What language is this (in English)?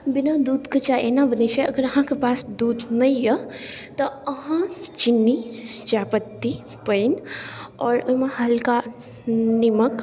Maithili